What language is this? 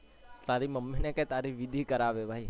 Gujarati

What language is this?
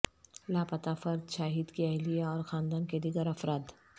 Urdu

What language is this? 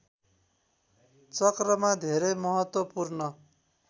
Nepali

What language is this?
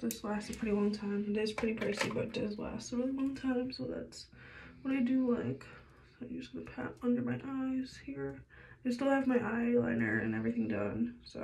English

